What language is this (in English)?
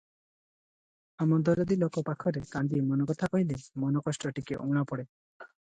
Odia